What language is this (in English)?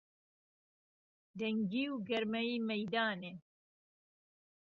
Central Kurdish